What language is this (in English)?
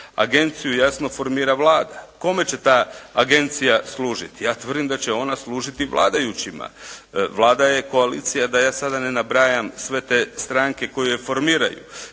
Croatian